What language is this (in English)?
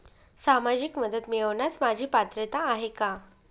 Marathi